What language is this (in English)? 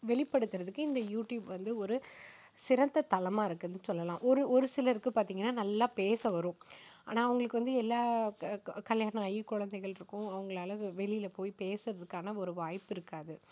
Tamil